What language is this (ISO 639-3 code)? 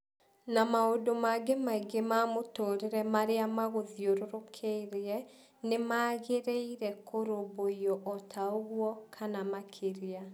kik